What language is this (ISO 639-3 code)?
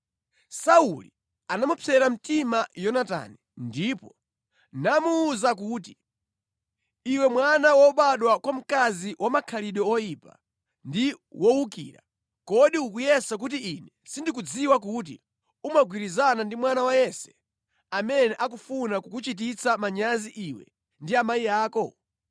nya